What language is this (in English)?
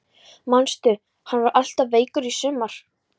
Icelandic